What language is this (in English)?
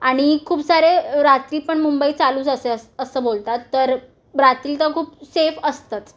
Marathi